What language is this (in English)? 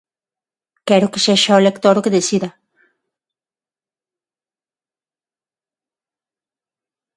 Galician